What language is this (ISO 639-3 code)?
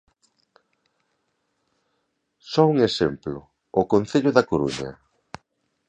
glg